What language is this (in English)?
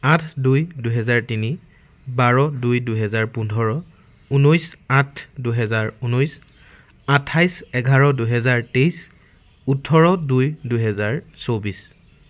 Assamese